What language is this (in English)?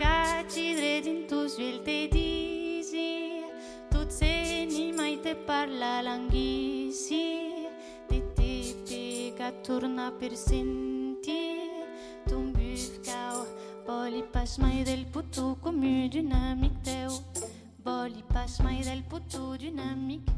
French